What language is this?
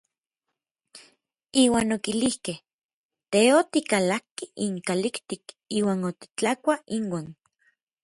Orizaba Nahuatl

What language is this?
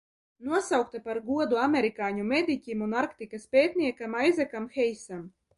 Latvian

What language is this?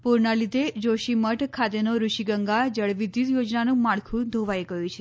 Gujarati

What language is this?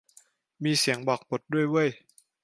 Thai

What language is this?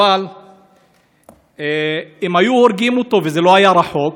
Hebrew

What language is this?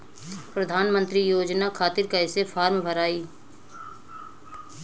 Bhojpuri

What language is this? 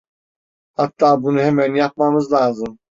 Turkish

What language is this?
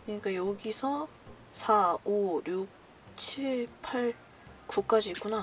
Korean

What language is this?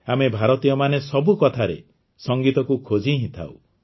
Odia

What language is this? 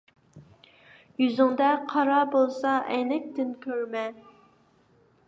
Uyghur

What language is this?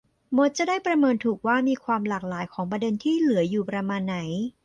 Thai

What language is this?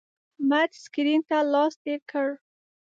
Pashto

